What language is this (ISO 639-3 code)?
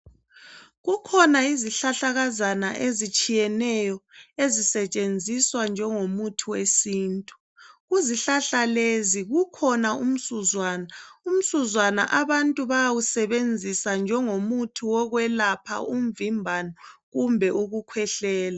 nde